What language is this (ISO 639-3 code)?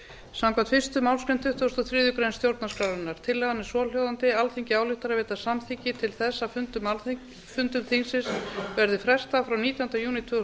isl